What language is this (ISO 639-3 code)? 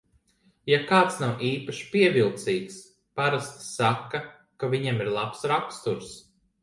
lav